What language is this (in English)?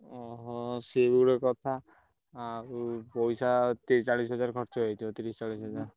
Odia